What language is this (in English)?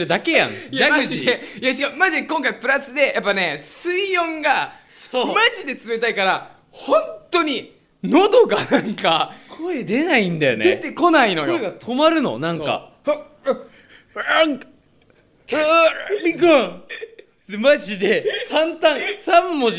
Japanese